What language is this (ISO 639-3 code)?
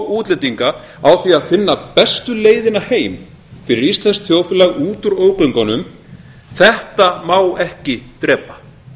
isl